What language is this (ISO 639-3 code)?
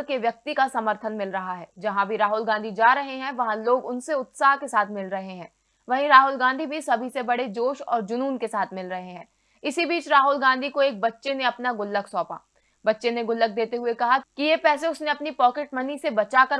hin